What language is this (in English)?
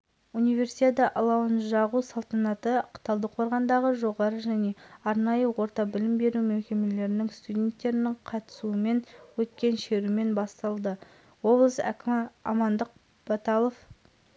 Kazakh